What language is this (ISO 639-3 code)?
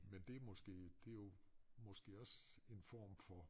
dan